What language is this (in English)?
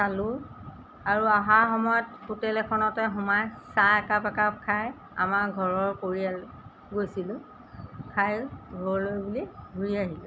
Assamese